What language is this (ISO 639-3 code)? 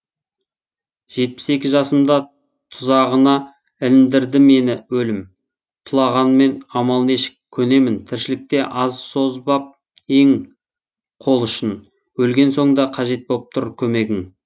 kaz